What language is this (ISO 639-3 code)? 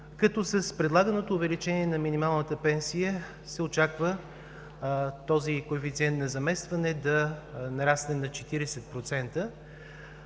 bul